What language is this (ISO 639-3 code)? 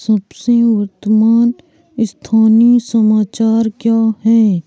hin